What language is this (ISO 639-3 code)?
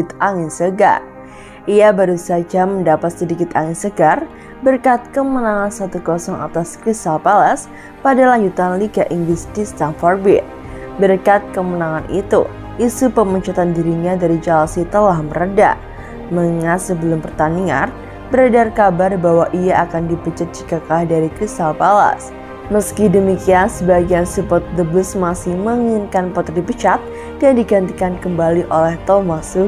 ind